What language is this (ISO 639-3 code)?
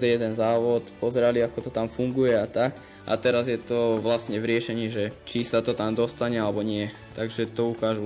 slk